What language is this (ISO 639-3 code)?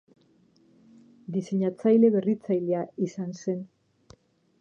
eus